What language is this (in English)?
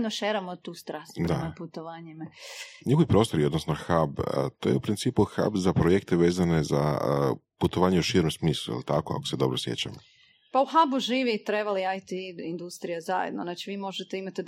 Croatian